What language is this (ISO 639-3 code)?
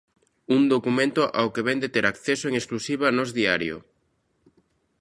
glg